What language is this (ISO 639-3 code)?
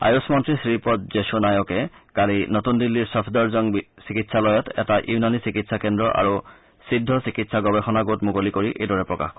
asm